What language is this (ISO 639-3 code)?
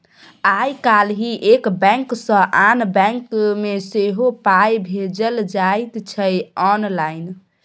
mai